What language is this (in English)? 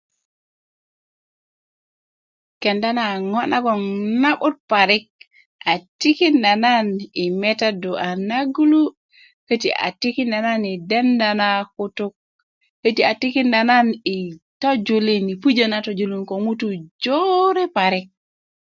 Kuku